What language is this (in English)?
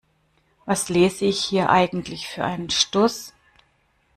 German